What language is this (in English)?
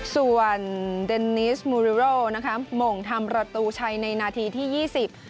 Thai